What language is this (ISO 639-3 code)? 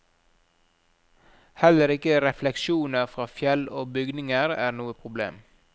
nor